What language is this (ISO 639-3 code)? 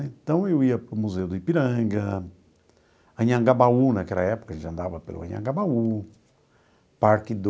por